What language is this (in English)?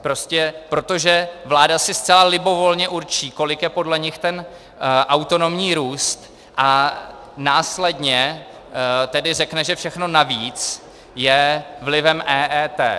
Czech